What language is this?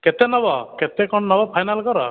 Odia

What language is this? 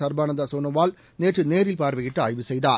Tamil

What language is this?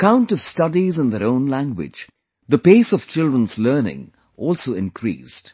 English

